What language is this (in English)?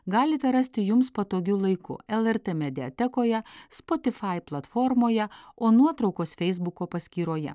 Lithuanian